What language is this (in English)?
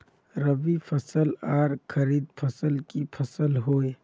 Magahi